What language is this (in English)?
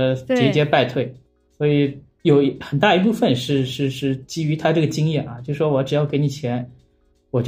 Chinese